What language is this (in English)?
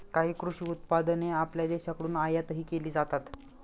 Marathi